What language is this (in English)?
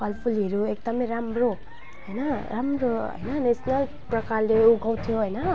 Nepali